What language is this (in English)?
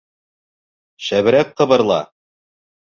Bashkir